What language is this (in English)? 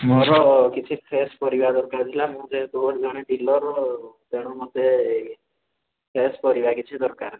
Odia